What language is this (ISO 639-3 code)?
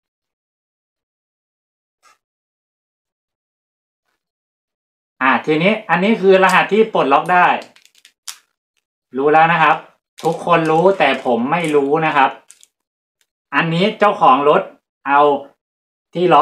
tha